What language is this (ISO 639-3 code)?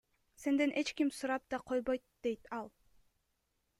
kir